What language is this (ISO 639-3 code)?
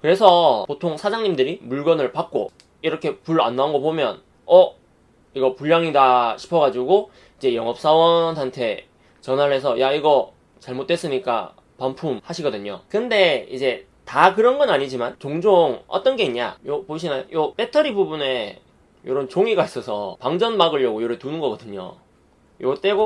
kor